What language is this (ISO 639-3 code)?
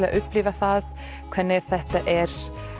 isl